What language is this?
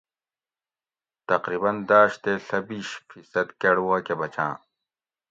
Gawri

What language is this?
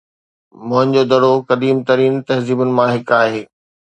Sindhi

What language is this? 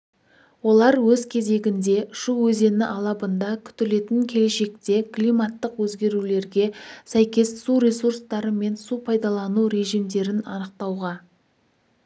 Kazakh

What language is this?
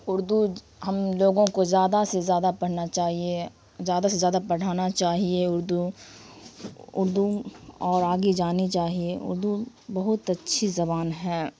Urdu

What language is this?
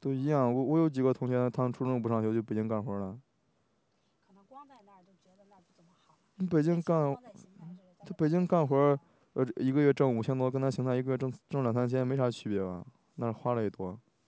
Chinese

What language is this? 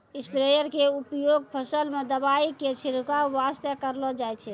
Maithili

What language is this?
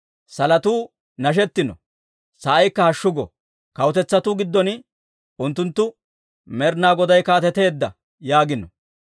Dawro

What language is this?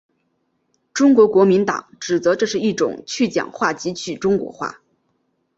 Chinese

